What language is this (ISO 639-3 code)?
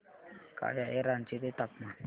mar